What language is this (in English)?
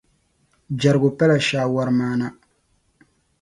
Dagbani